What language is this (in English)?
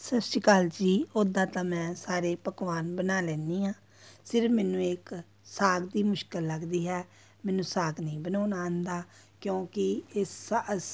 Punjabi